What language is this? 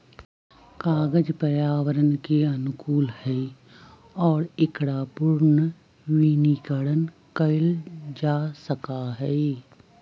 Magahi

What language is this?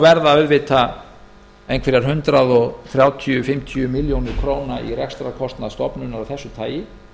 Icelandic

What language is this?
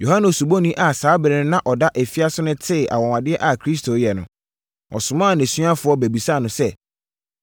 Akan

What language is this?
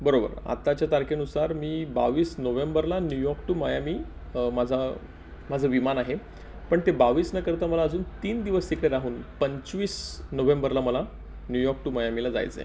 Marathi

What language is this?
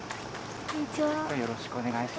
Japanese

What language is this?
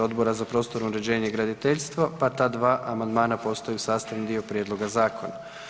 Croatian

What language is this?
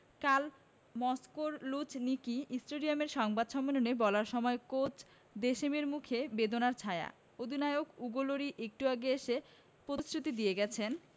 Bangla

